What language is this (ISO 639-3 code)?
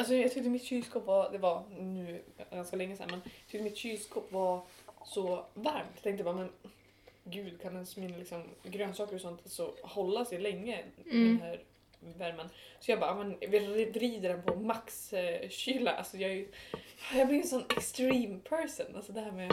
swe